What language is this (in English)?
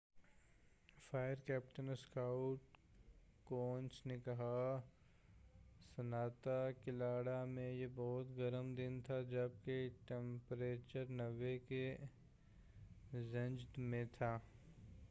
Urdu